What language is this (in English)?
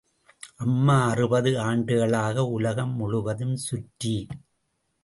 Tamil